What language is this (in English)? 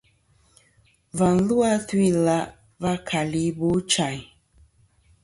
Kom